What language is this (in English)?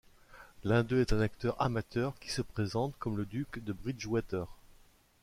French